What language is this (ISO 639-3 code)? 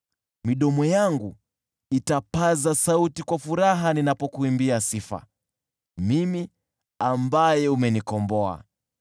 swa